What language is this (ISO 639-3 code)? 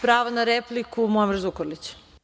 srp